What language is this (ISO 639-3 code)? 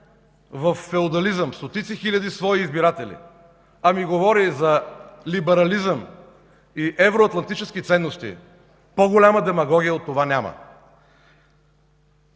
bul